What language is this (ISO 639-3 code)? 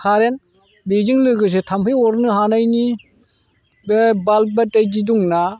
brx